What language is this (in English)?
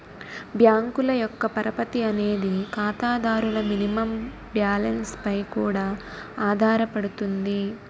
Telugu